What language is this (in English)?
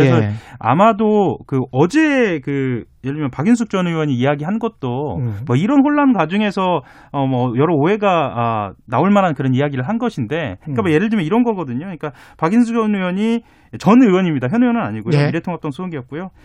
Korean